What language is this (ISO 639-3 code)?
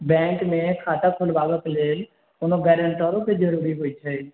mai